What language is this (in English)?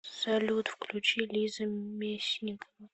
Russian